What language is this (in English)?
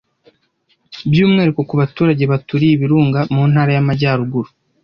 Kinyarwanda